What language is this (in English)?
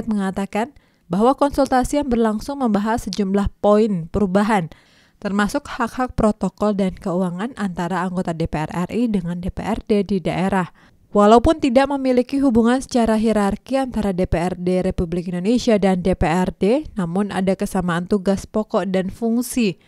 Indonesian